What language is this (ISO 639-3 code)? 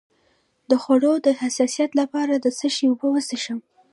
pus